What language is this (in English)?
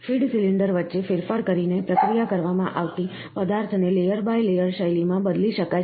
Gujarati